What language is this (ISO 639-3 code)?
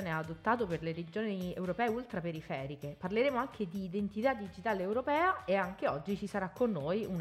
ita